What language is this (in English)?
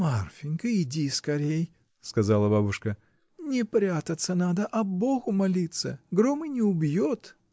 Russian